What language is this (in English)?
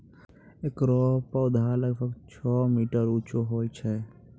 Maithili